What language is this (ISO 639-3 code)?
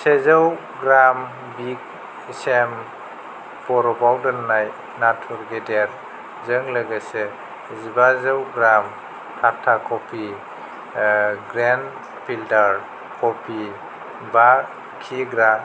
brx